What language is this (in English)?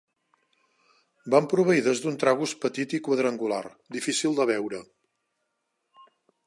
Catalan